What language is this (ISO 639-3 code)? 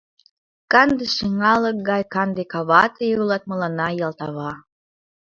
chm